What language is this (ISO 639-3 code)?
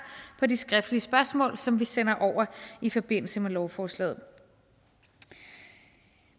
dan